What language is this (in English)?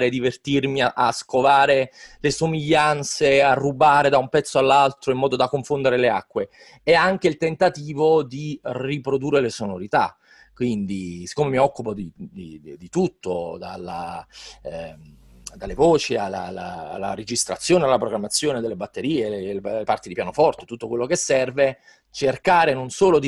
Italian